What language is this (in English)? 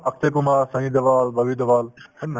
Assamese